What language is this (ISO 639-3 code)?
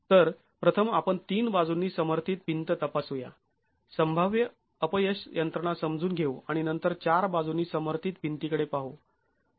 mar